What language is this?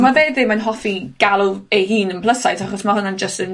Welsh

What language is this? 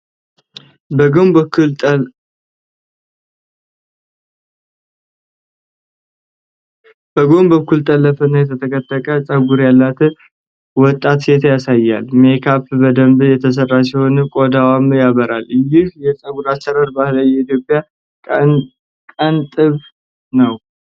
Amharic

